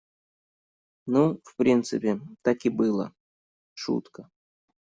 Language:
Russian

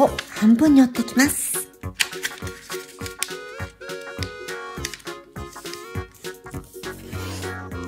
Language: Japanese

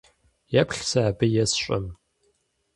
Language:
Kabardian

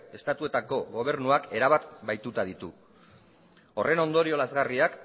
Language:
Basque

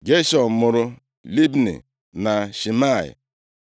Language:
Igbo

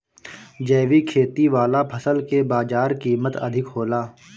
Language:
Bhojpuri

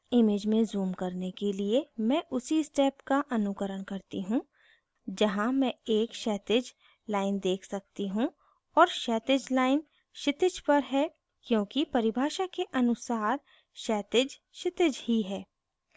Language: Hindi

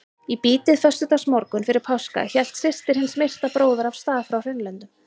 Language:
Icelandic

